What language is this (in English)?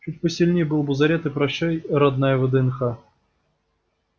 Russian